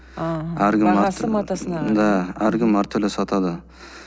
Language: Kazakh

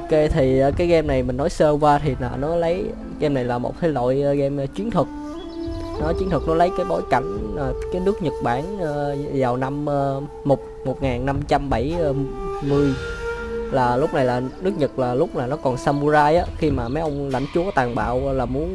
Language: Vietnamese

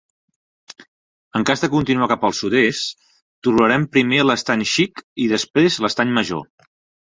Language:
Catalan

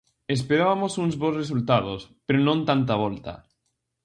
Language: Galician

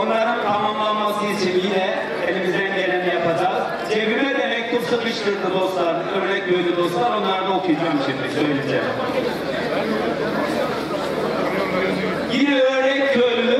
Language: Turkish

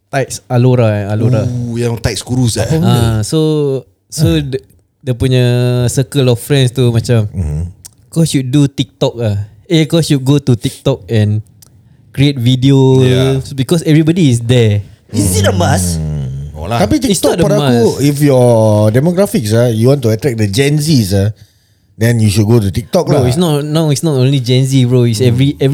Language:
Malay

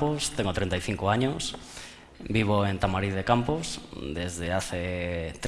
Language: Spanish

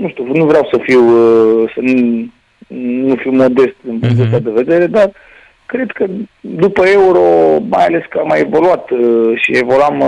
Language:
Romanian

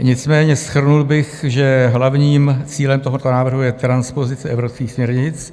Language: Czech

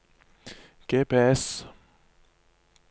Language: Norwegian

